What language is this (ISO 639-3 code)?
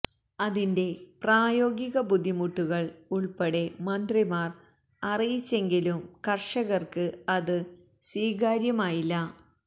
mal